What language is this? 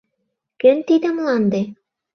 Mari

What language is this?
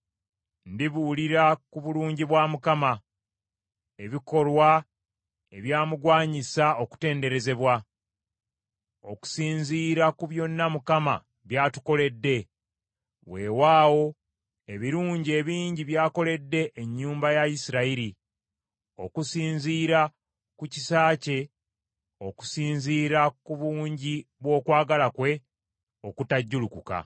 Ganda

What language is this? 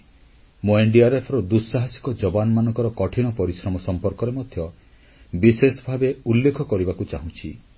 Odia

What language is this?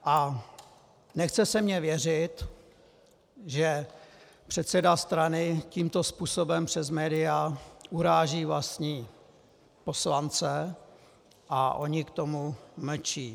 Czech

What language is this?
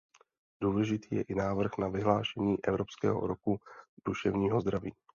Czech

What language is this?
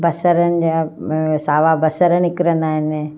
Sindhi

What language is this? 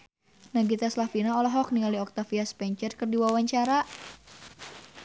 Sundanese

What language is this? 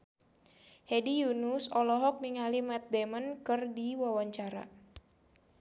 Sundanese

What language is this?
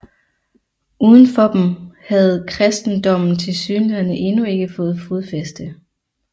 Danish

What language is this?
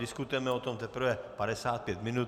Czech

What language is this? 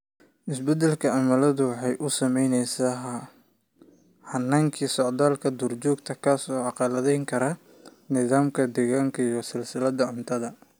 Somali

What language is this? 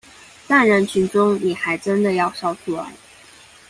Chinese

